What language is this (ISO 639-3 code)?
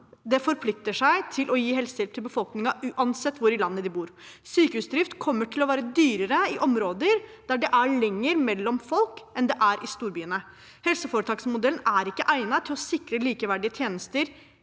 nor